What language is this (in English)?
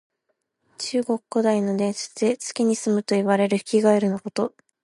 Japanese